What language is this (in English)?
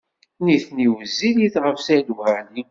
Kabyle